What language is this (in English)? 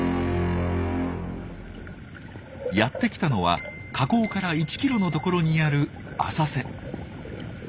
Japanese